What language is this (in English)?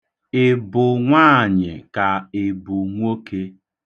Igbo